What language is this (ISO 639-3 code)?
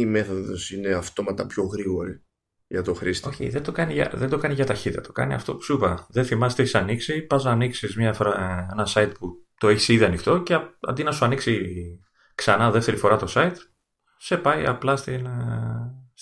ell